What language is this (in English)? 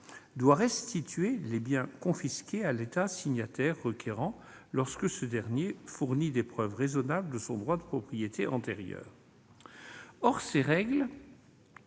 French